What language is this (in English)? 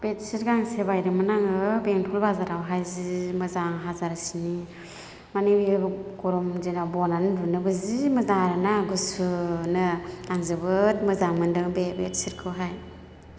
Bodo